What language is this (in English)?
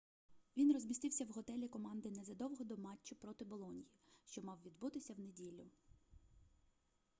Ukrainian